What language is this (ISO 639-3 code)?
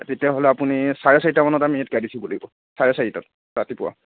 asm